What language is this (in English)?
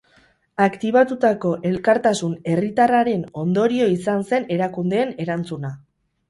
Basque